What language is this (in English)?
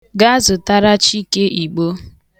Igbo